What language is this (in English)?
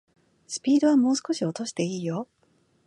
Japanese